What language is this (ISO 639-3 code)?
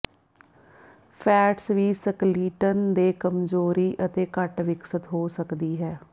pan